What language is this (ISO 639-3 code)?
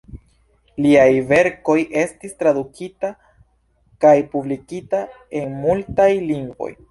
epo